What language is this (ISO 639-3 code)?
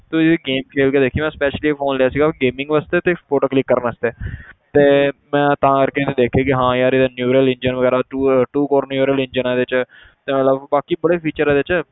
pan